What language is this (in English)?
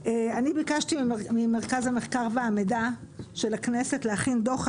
Hebrew